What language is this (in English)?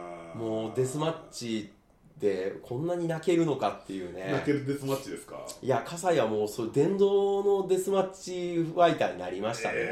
Japanese